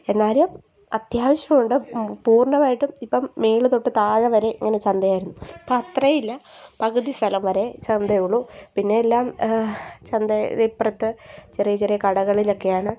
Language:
Malayalam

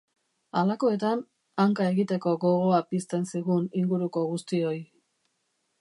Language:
Basque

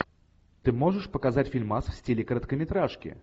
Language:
Russian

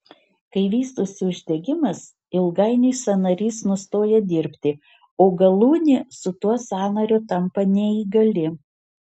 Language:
Lithuanian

